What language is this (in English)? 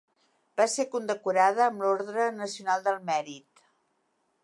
Catalan